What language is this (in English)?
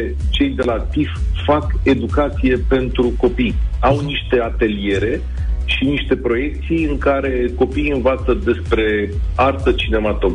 Romanian